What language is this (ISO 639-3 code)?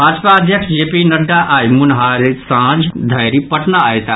mai